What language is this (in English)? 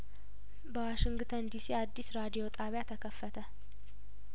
Amharic